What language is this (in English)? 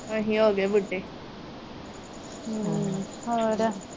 Punjabi